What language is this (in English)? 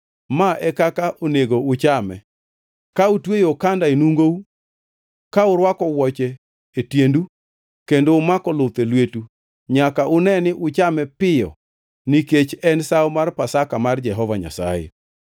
Luo (Kenya and Tanzania)